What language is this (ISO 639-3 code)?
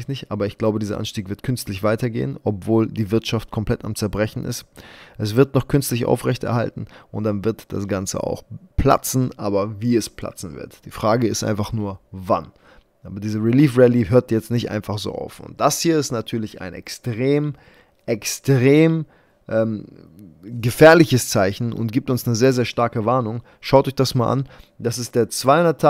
deu